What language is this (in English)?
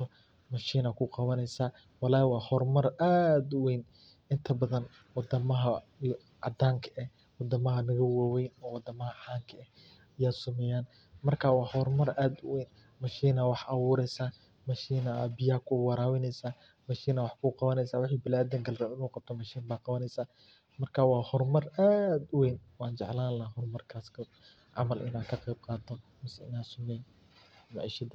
Somali